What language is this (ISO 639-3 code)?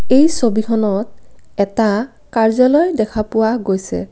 asm